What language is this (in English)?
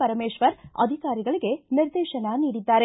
Kannada